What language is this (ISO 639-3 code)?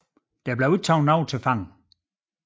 dan